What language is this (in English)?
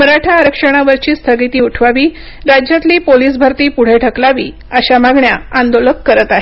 Marathi